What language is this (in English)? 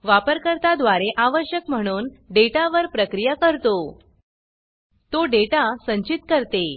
Marathi